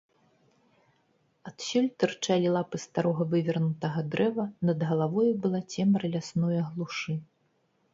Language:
Belarusian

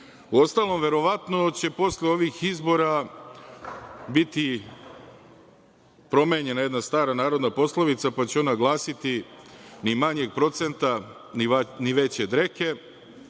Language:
Serbian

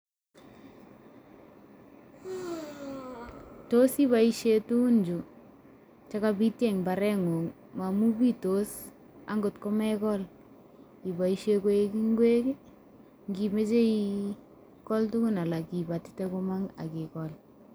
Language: Kalenjin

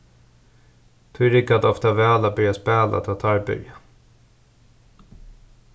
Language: Faroese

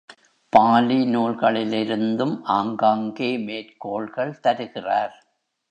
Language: Tamil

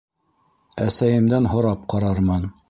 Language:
Bashkir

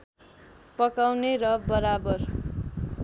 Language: Nepali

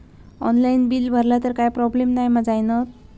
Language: Marathi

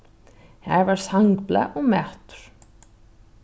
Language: Faroese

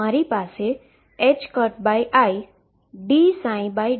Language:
Gujarati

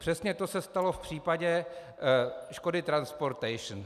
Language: Czech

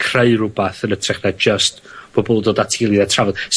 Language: Welsh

